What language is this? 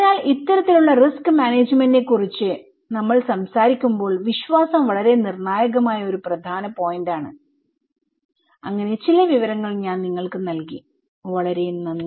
Malayalam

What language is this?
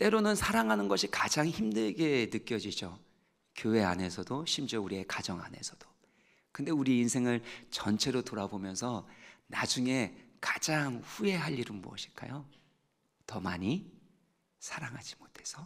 Korean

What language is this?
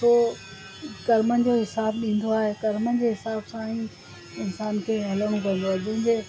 Sindhi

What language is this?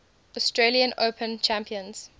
English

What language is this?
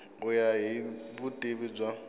Tsonga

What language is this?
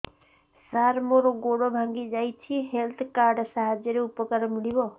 Odia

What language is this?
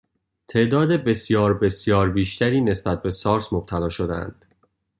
Persian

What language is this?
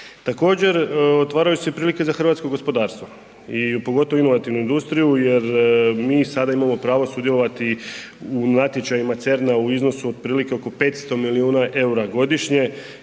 Croatian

